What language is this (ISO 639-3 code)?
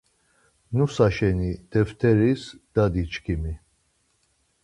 lzz